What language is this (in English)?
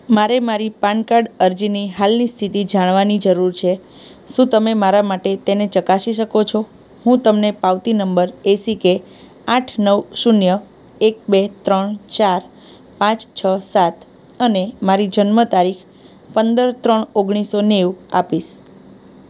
Gujarati